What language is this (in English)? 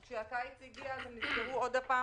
Hebrew